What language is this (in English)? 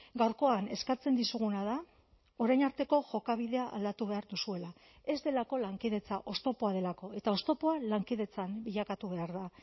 Basque